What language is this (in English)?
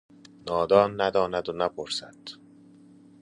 Persian